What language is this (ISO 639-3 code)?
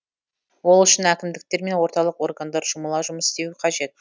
kaz